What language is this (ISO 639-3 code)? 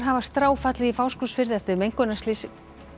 isl